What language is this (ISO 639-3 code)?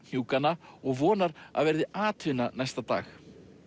isl